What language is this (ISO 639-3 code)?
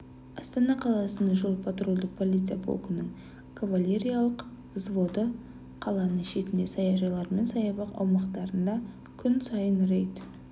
kaz